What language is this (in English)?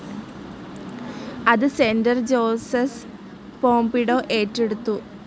Malayalam